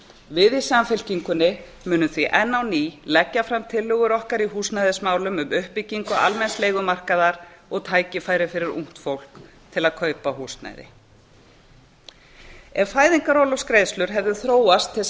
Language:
Icelandic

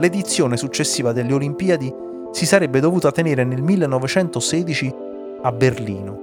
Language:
Italian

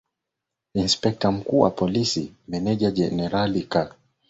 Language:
Swahili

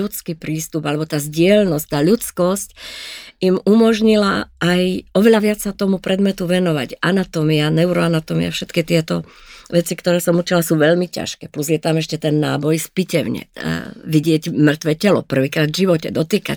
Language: Slovak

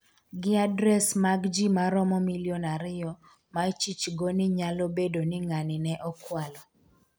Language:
Luo (Kenya and Tanzania)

